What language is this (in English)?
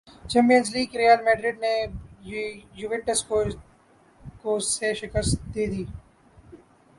Urdu